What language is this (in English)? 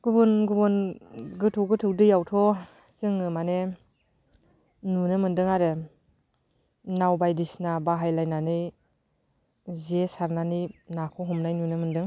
Bodo